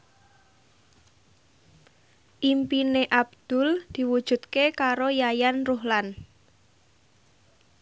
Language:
Javanese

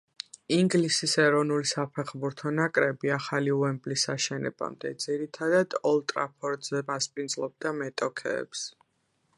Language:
Georgian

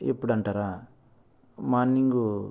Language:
Telugu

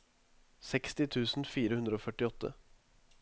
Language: Norwegian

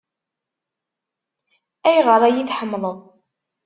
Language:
Kabyle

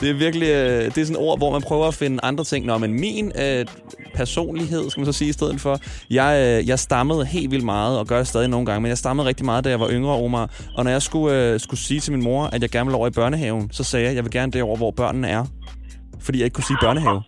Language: Danish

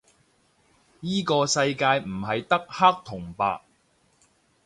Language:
Cantonese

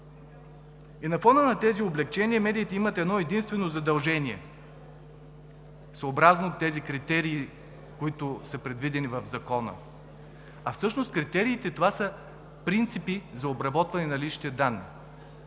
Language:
Bulgarian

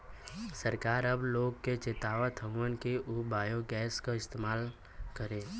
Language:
Bhojpuri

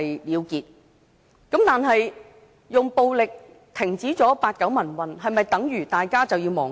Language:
Cantonese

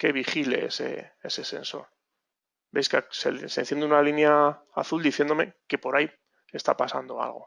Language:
Spanish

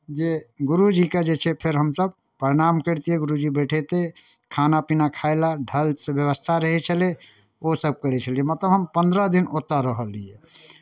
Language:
Maithili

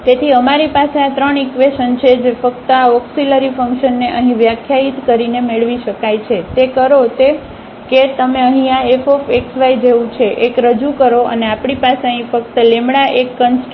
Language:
Gujarati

